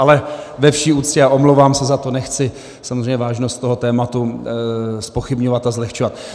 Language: Czech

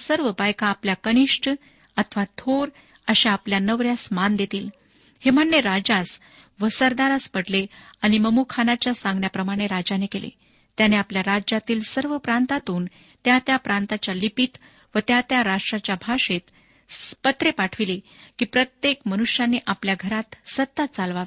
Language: Marathi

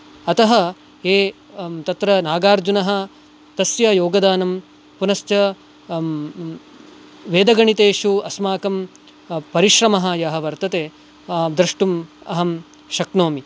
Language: Sanskrit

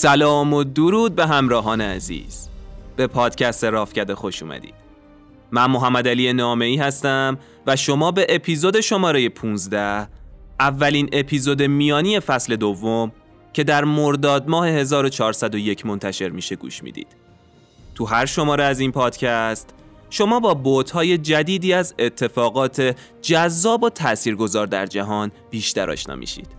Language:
Persian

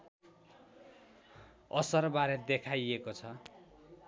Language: Nepali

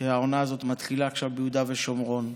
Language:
Hebrew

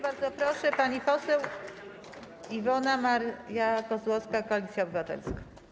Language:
Polish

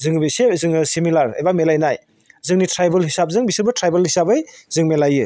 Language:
Bodo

